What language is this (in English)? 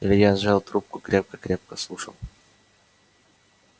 Russian